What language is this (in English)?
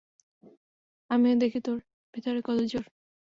Bangla